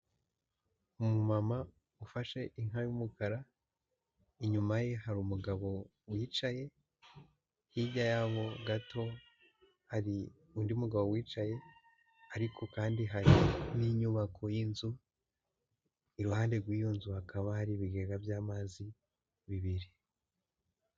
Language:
Kinyarwanda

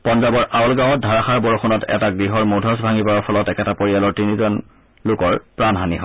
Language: Assamese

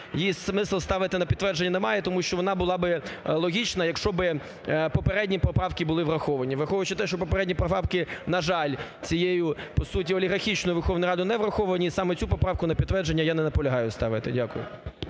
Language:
Ukrainian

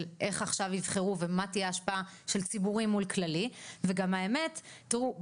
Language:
Hebrew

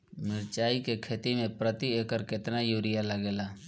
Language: Bhojpuri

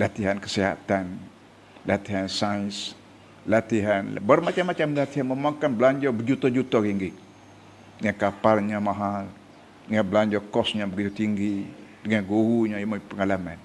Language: Malay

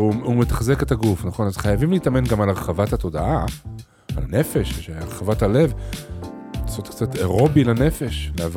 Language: Hebrew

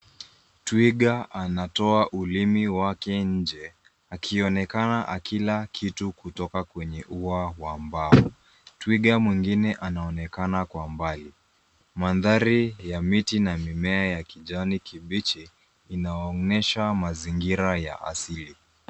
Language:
Swahili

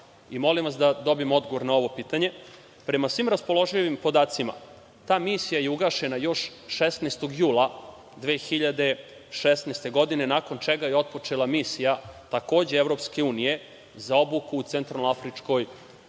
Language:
Serbian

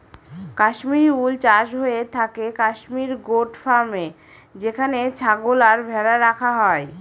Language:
Bangla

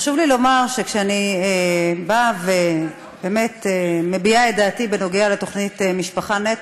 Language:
Hebrew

